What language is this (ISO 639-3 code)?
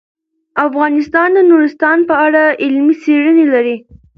pus